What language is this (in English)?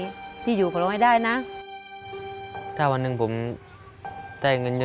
Thai